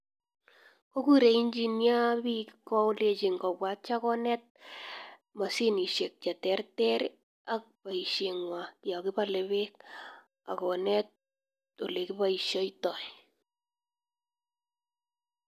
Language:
Kalenjin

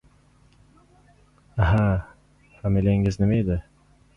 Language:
Uzbek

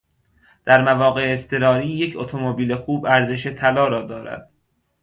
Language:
Persian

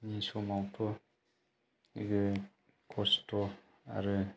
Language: Bodo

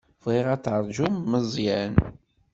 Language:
Kabyle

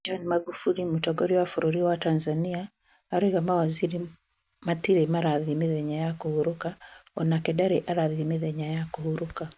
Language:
Kikuyu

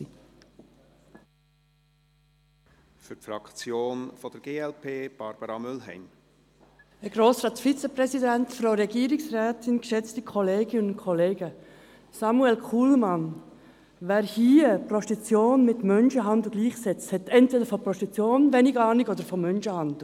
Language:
Swiss German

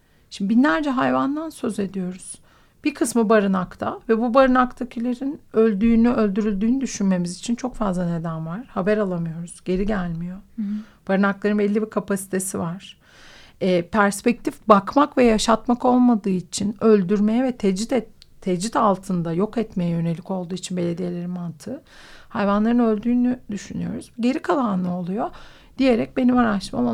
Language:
Turkish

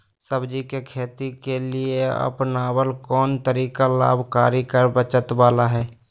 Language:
Magahi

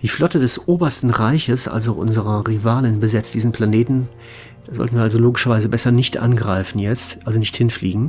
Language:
German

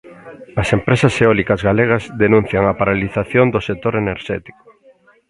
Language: Galician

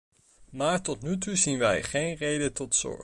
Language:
Dutch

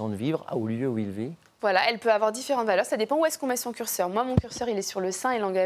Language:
French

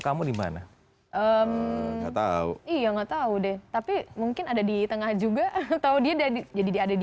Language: Indonesian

